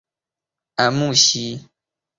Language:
Chinese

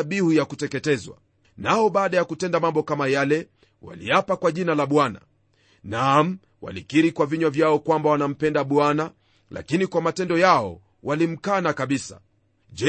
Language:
Swahili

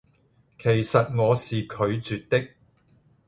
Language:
Cantonese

